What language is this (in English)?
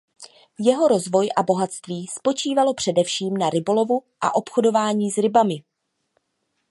Czech